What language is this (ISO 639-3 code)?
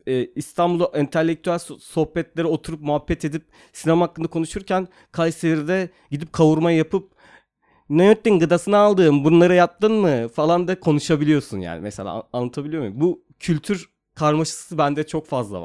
tur